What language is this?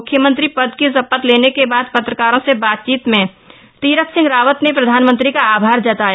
Hindi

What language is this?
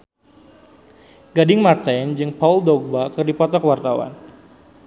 Sundanese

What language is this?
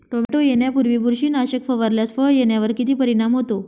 Marathi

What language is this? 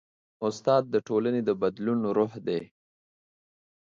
Pashto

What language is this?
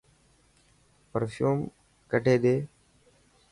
Dhatki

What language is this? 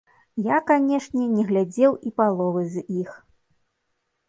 Belarusian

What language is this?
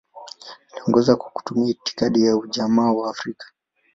Swahili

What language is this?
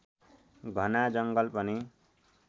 Nepali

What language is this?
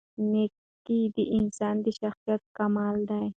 Pashto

